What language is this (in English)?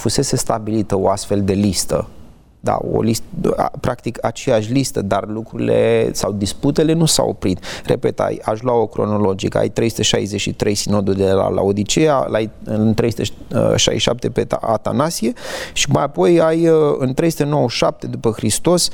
Romanian